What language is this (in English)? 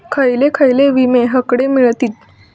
Marathi